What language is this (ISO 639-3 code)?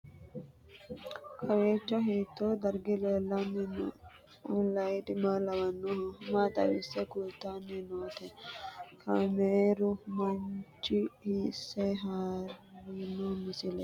sid